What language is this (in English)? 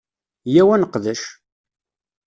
Kabyle